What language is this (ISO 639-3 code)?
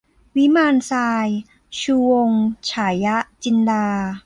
tha